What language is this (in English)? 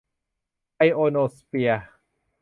Thai